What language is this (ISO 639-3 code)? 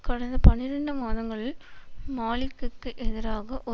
tam